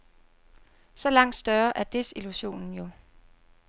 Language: Danish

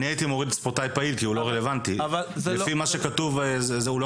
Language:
Hebrew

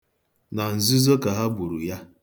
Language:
Igbo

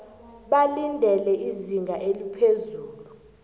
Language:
South Ndebele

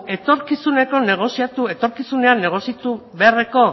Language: Basque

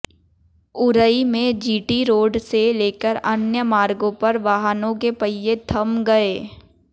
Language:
Hindi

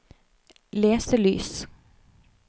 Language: Norwegian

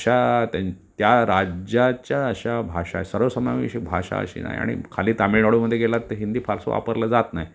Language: Marathi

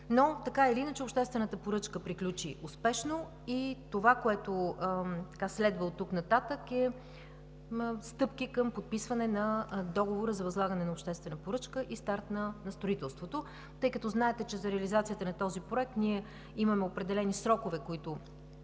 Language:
Bulgarian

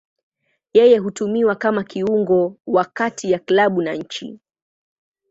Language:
Swahili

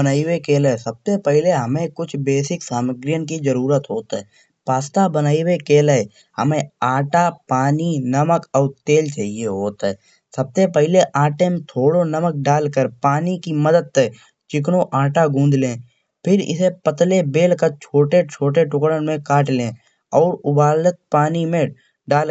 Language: Kanauji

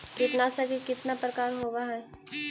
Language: Magahi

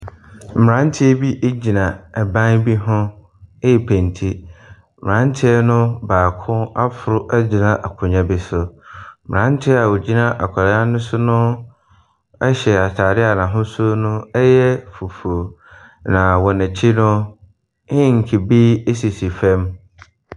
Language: Akan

